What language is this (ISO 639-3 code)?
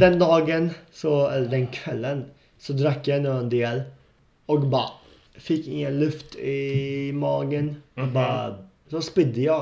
swe